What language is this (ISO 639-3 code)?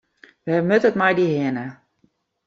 fry